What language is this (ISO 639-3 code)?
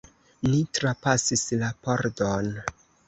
epo